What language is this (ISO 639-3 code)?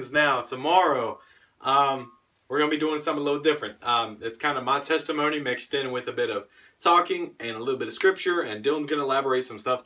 eng